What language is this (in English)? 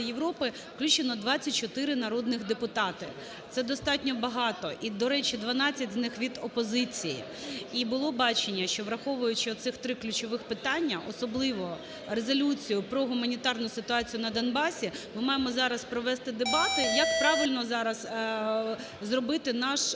Ukrainian